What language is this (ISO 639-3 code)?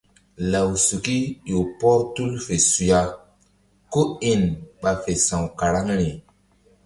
mdd